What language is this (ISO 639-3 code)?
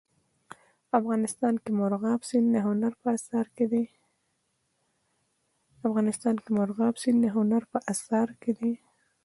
pus